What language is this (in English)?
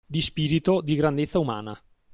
Italian